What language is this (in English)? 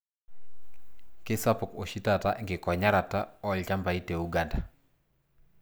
Masai